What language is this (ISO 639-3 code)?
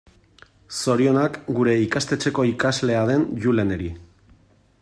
eus